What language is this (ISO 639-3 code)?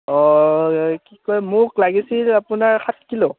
asm